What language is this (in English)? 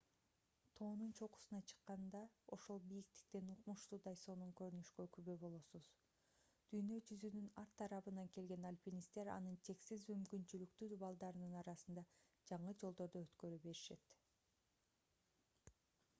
Kyrgyz